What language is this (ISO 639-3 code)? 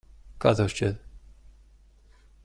lav